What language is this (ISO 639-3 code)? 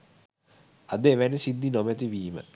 sin